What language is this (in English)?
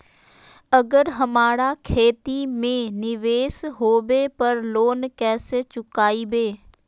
Magahi